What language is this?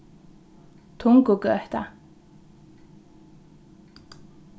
Faroese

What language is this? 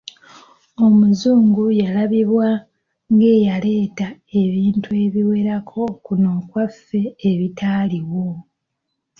Ganda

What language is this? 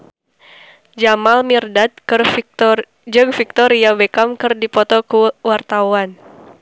Sundanese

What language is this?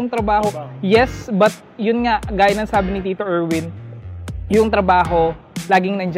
Filipino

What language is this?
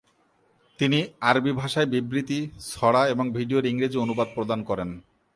Bangla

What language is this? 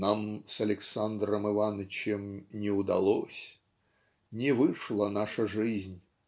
Russian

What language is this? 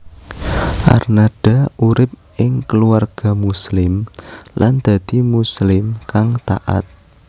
Javanese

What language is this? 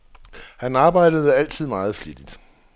Danish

